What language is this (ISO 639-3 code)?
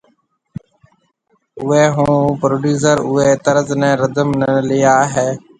mve